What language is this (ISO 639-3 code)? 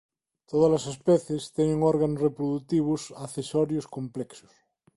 glg